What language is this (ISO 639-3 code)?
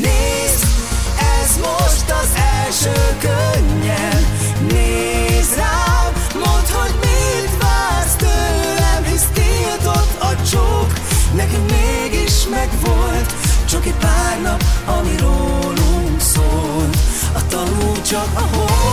hun